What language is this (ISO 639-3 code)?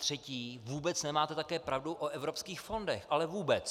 ces